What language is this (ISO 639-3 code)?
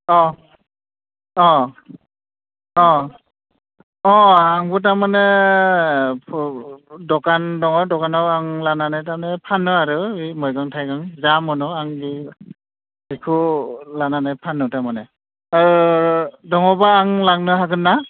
brx